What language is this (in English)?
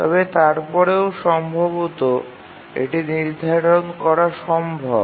Bangla